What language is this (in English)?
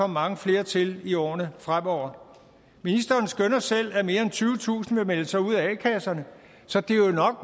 Danish